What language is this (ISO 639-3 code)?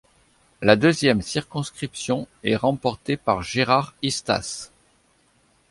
fra